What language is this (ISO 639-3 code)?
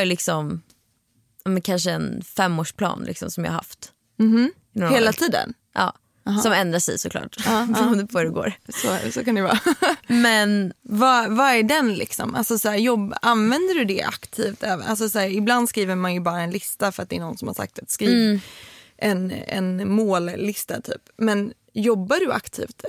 swe